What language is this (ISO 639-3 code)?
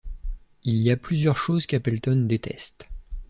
fra